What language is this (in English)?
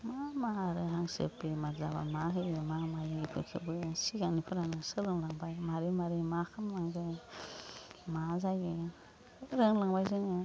Bodo